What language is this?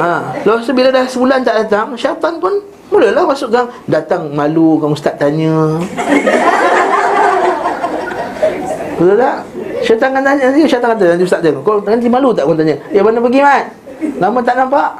Malay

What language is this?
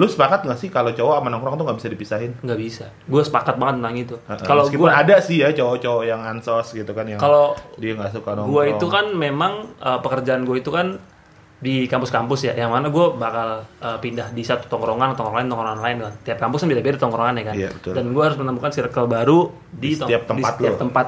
Indonesian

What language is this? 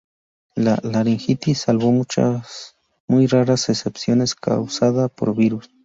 Spanish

